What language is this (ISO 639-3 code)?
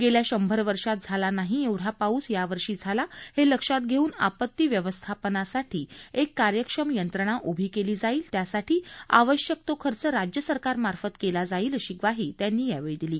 mar